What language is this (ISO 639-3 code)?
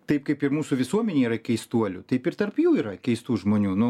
lit